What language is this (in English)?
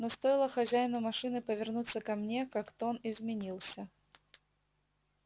Russian